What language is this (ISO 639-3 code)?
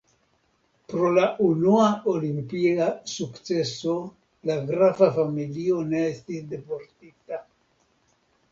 epo